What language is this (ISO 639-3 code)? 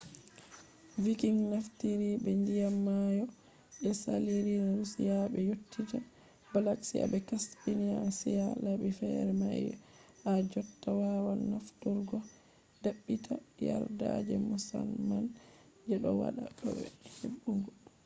ful